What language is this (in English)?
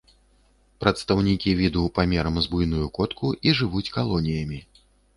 Belarusian